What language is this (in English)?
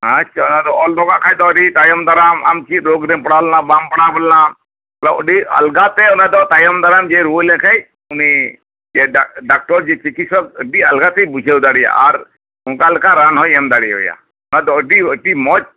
Santali